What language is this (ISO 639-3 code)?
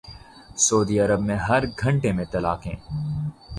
urd